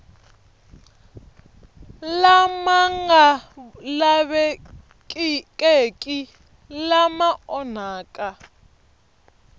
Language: Tsonga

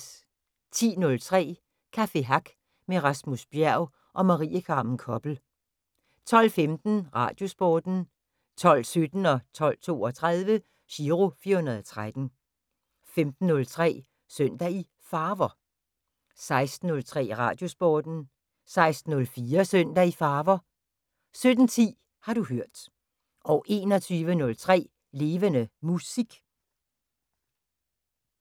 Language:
Danish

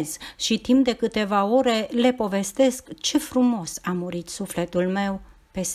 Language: Romanian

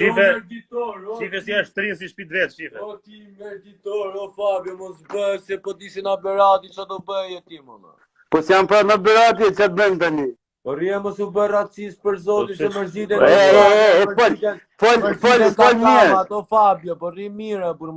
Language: Italian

